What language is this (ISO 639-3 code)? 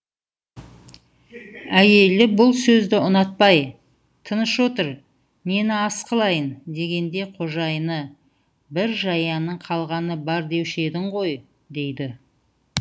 kaz